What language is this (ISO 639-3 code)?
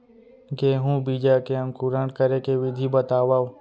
hne